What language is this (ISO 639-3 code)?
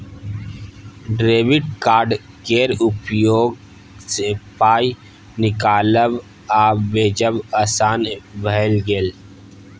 mai